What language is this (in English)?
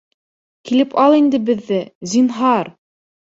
Bashkir